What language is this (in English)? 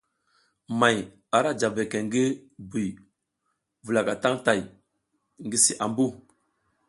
South Giziga